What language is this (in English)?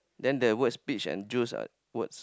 English